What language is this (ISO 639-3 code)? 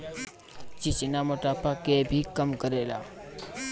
bho